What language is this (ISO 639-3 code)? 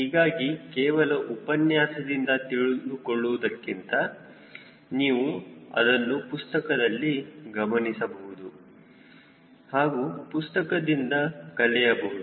kan